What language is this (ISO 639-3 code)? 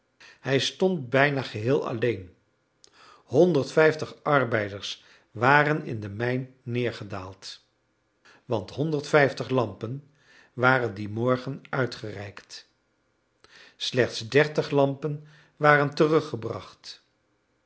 nld